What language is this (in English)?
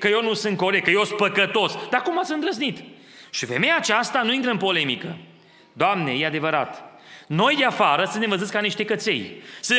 Romanian